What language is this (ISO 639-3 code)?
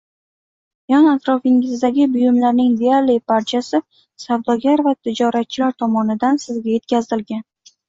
uzb